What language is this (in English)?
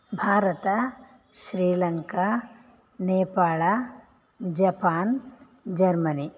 Sanskrit